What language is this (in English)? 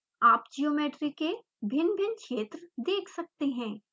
Hindi